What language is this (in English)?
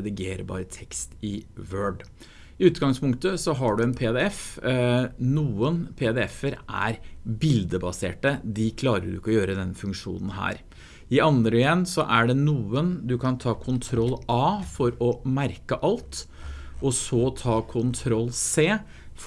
Norwegian